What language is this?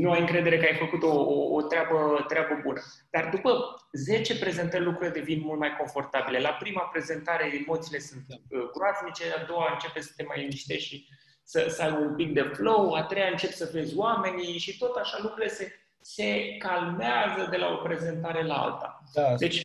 Romanian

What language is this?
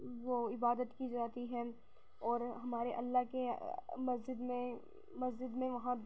Urdu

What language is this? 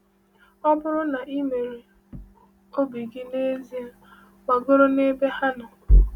Igbo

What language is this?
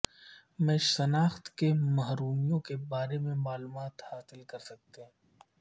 Urdu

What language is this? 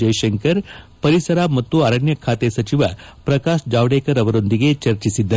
Kannada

